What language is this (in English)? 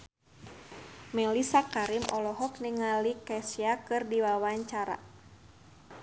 Sundanese